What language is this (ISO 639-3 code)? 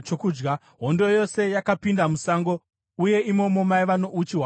sna